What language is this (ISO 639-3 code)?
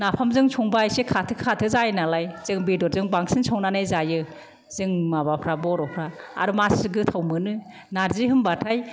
brx